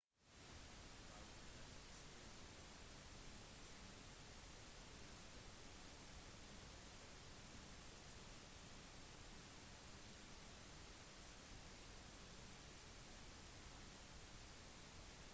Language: Norwegian Bokmål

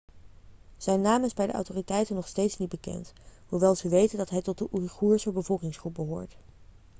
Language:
Dutch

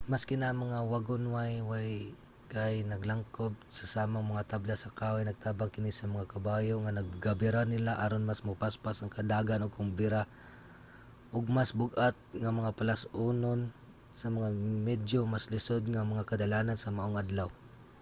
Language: Cebuano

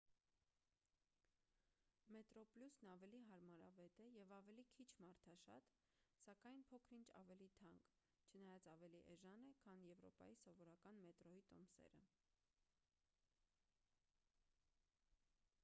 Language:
Armenian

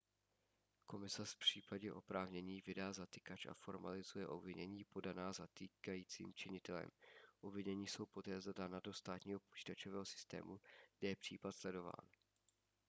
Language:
Czech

